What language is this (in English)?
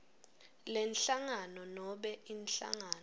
Swati